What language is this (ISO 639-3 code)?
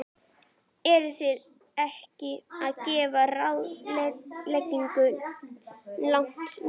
isl